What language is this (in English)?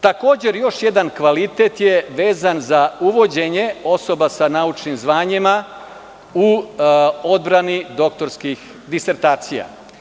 Serbian